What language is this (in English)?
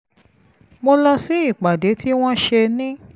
Yoruba